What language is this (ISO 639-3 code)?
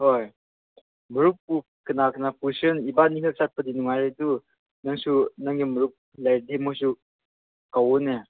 mni